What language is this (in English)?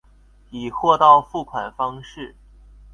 Chinese